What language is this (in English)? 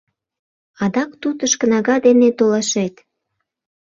Mari